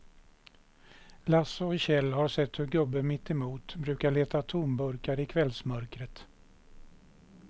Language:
Swedish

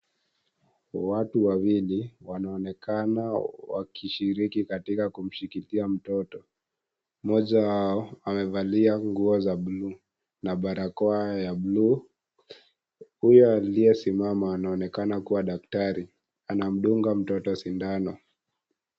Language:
Swahili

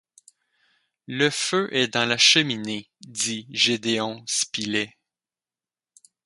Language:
French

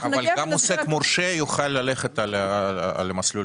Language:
Hebrew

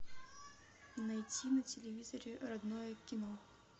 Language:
Russian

